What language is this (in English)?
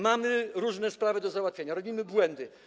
Polish